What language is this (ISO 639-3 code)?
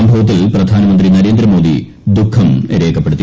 mal